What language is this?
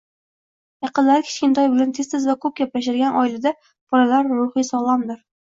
Uzbek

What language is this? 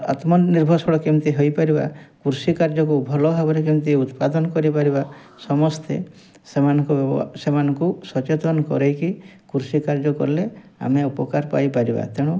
Odia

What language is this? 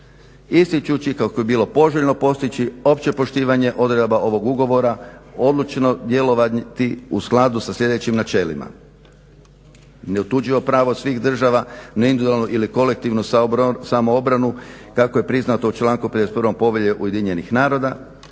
Croatian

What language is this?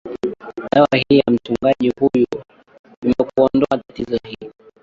Swahili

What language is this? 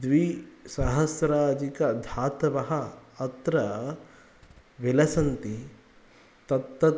Sanskrit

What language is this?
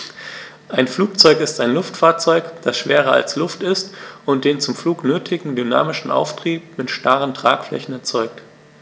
German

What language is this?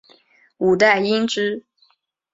Chinese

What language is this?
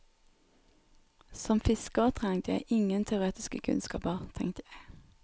Norwegian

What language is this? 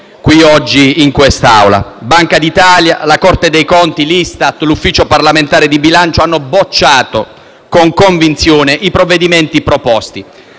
Italian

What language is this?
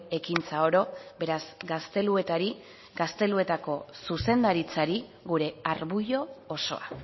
Basque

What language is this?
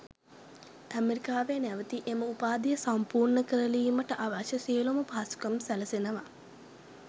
Sinhala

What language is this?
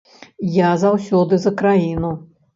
Belarusian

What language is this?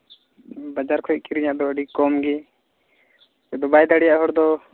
Santali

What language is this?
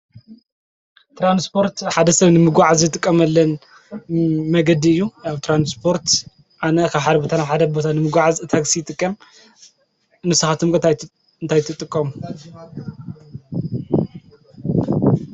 Tigrinya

